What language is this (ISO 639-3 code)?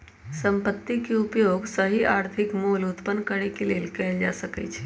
mag